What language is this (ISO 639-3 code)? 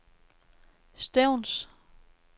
dan